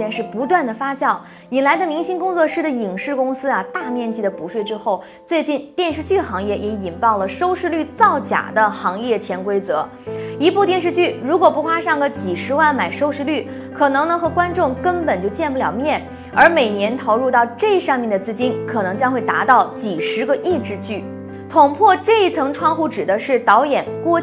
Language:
Chinese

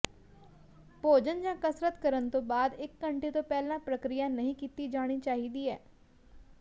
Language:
Punjabi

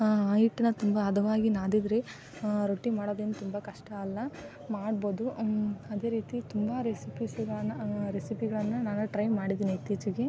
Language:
Kannada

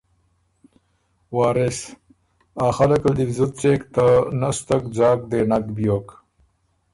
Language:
Ormuri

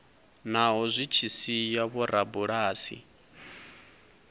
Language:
Venda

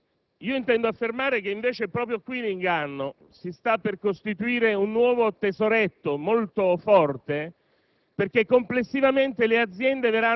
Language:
Italian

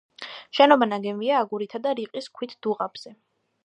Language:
Georgian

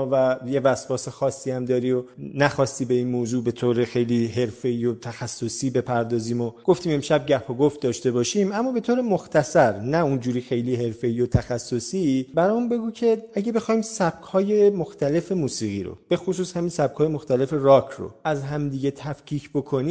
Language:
Persian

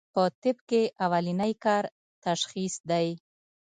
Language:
Pashto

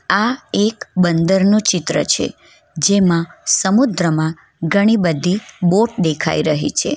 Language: Gujarati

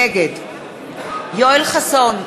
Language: Hebrew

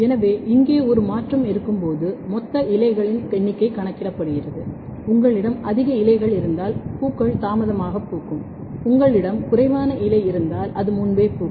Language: Tamil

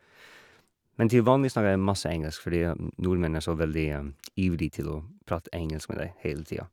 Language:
Norwegian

